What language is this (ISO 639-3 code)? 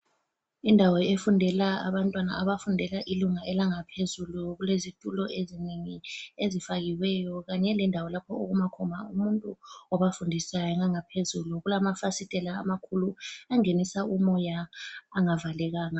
nde